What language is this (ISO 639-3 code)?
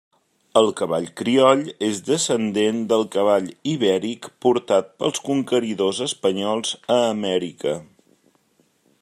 cat